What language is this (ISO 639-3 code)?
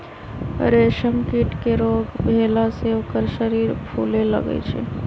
mag